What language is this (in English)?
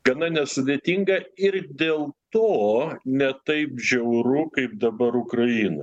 Lithuanian